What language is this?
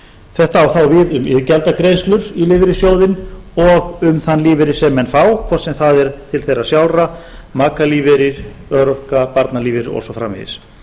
Icelandic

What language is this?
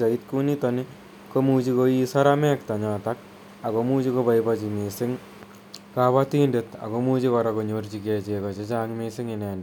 Kalenjin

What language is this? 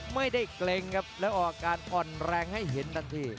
Thai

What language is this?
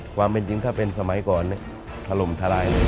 Thai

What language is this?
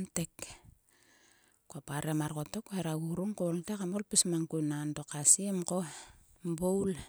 Sulka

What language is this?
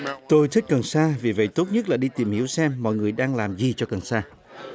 Vietnamese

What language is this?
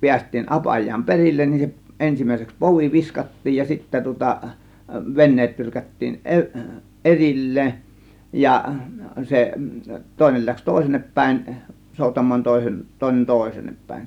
Finnish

